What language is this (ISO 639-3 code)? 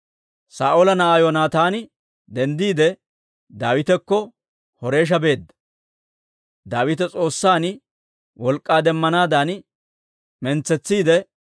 dwr